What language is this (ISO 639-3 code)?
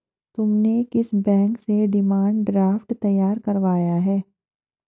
hin